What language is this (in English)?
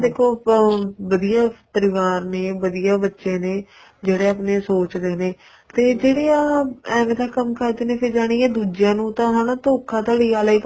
Punjabi